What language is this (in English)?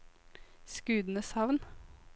Norwegian